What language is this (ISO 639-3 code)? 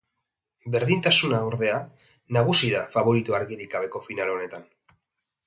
eus